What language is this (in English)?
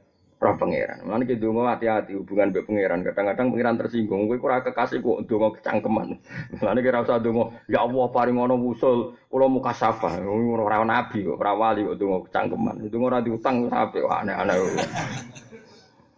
Malay